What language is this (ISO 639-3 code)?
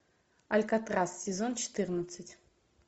rus